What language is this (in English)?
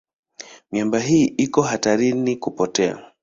Swahili